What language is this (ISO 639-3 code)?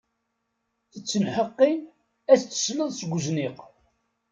kab